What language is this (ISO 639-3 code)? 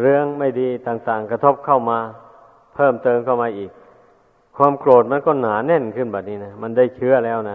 tha